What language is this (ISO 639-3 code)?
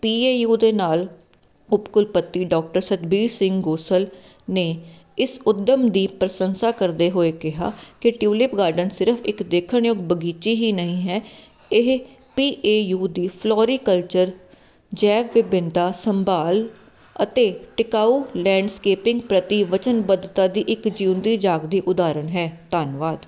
pan